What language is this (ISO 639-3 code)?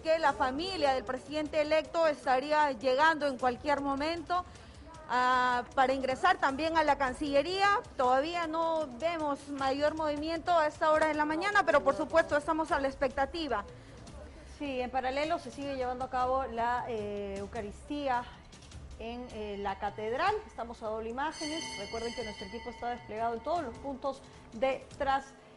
spa